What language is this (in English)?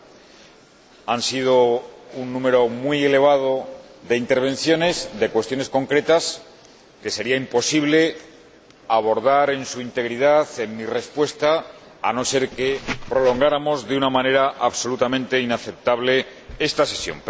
Spanish